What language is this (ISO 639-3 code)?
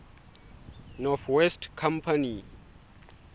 sot